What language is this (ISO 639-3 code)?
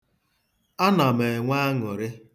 ibo